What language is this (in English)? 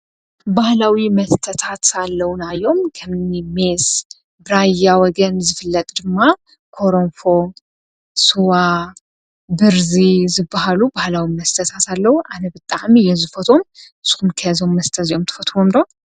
Tigrinya